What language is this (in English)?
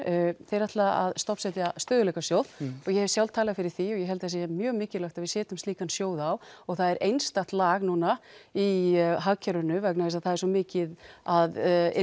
Icelandic